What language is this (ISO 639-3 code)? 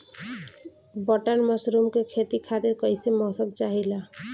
bho